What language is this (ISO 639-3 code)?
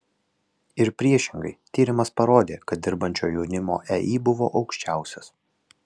lit